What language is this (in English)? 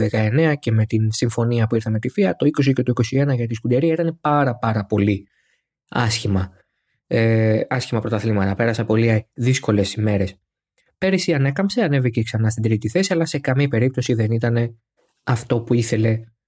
Greek